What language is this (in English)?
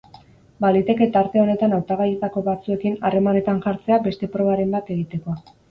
Basque